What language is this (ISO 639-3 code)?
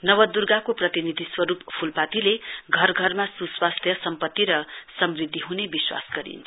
nep